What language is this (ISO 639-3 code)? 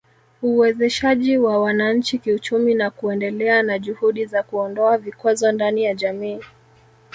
swa